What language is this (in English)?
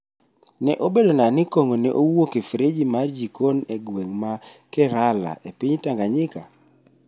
Luo (Kenya and Tanzania)